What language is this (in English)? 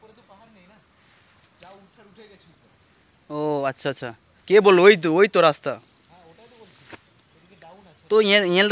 Hindi